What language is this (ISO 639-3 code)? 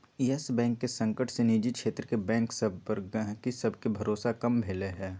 mag